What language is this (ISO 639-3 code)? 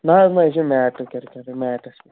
kas